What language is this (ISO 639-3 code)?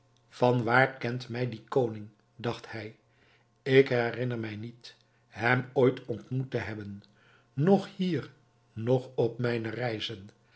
nld